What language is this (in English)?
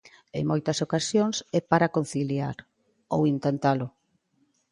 Galician